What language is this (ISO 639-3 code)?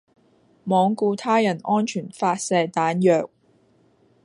yue